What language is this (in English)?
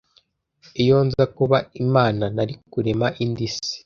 Kinyarwanda